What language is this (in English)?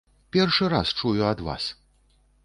Belarusian